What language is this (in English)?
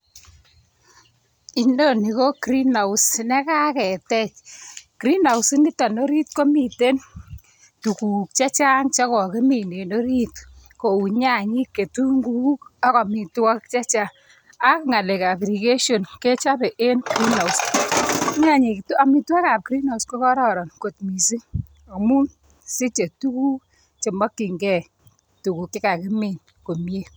Kalenjin